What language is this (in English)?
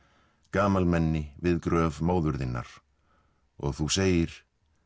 Icelandic